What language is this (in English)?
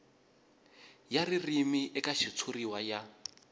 Tsonga